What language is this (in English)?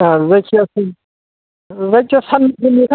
Bodo